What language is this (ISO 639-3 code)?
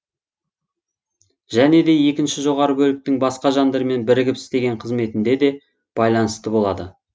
kaz